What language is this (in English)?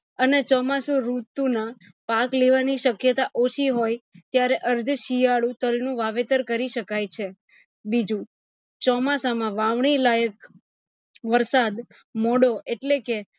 Gujarati